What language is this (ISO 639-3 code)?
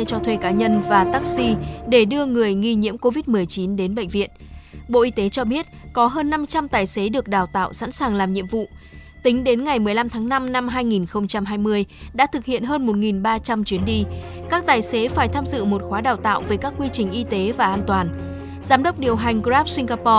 vie